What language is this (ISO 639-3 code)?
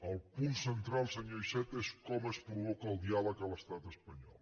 cat